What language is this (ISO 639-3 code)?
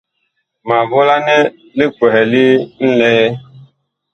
bkh